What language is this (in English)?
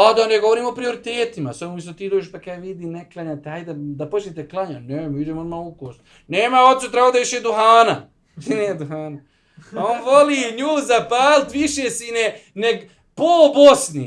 Bosnian